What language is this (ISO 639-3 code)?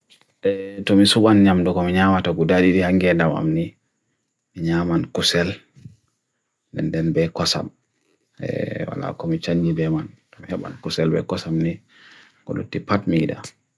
fui